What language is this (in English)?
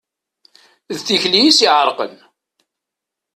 Kabyle